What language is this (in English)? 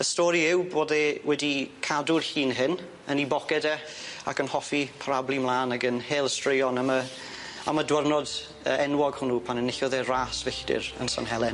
Welsh